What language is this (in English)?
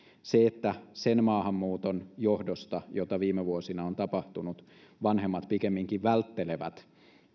Finnish